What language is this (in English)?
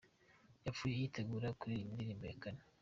Kinyarwanda